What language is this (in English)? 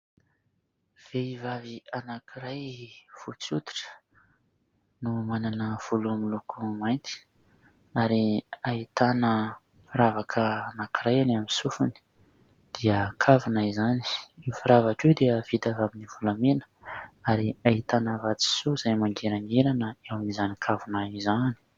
Malagasy